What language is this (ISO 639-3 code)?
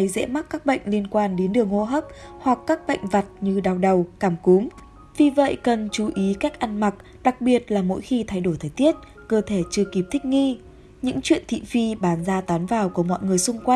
vie